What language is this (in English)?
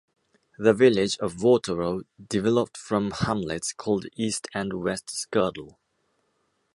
English